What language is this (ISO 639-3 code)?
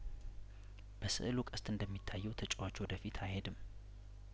amh